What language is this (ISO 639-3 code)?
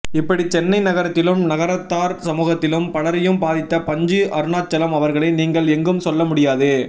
tam